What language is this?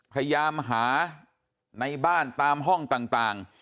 Thai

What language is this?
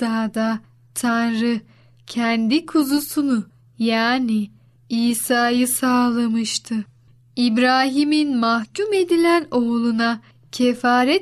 Turkish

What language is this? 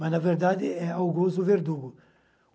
Portuguese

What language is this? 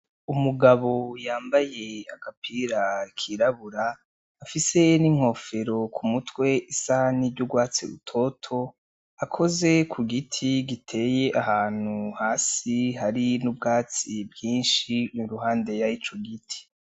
Rundi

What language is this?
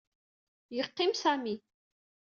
Kabyle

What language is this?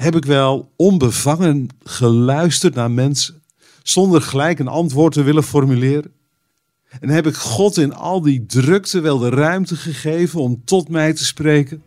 Dutch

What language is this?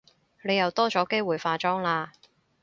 Cantonese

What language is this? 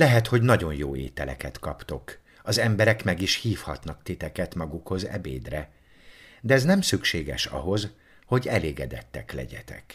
Hungarian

